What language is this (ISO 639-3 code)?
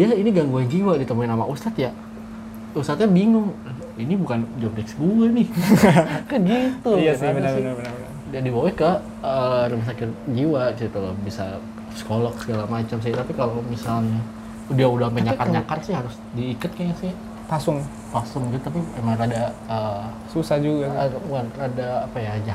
ind